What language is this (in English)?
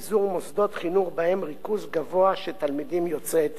Hebrew